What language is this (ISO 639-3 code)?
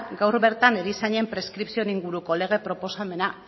eus